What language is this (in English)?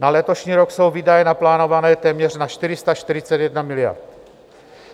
Czech